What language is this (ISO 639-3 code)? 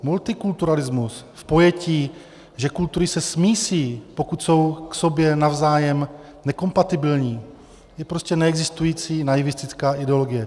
ces